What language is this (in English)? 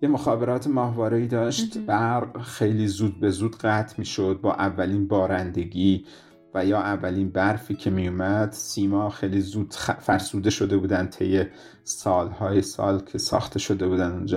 Persian